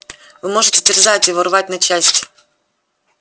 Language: Russian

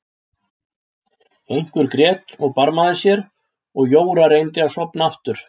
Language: Icelandic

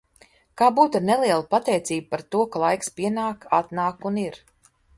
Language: Latvian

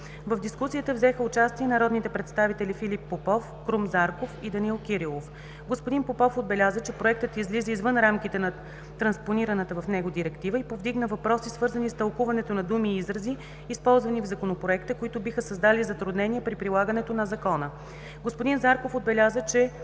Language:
Bulgarian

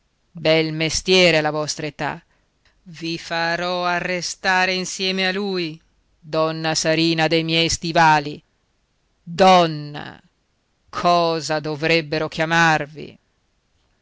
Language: Italian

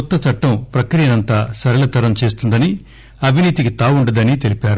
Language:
Telugu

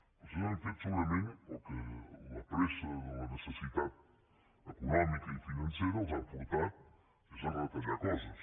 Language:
Catalan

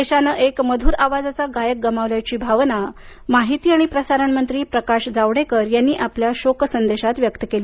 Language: Marathi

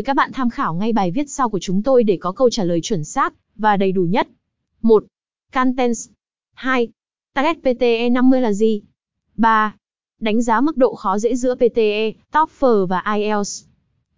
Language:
Vietnamese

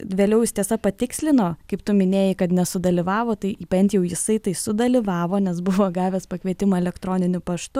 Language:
Lithuanian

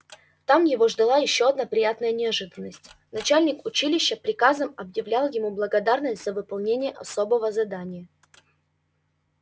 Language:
Russian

